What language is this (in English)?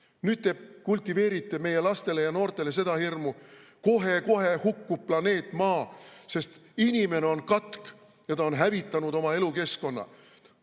Estonian